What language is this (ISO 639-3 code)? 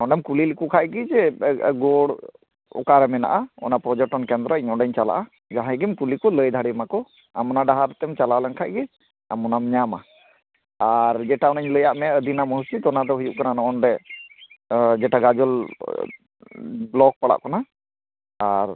sat